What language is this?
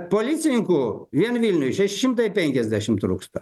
Lithuanian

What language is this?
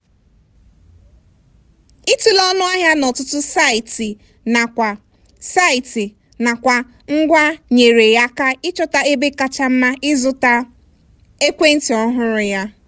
Igbo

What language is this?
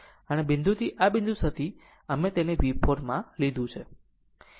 Gujarati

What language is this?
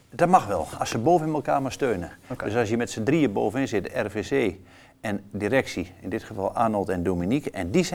Dutch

